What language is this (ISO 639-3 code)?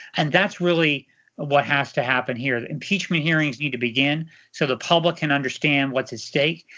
eng